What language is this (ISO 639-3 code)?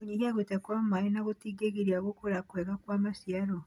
kik